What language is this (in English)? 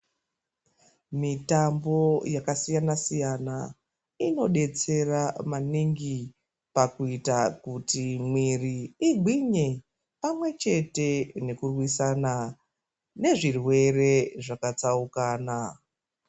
Ndau